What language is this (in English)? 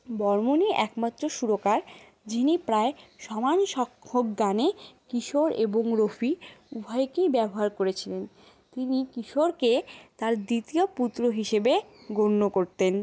Bangla